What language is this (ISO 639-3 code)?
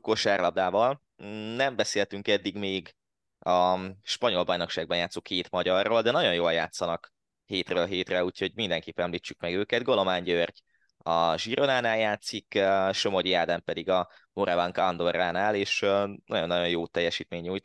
hun